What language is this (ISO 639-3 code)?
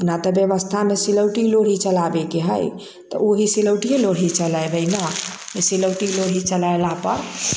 mai